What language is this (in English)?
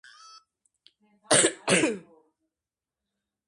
Georgian